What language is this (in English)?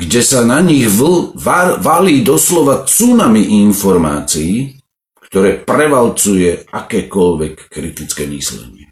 Slovak